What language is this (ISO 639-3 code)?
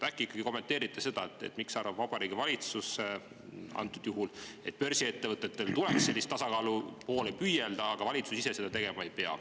est